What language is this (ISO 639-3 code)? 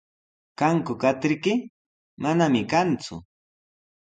qws